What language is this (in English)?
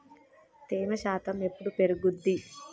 Telugu